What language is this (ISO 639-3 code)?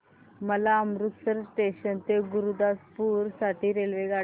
mar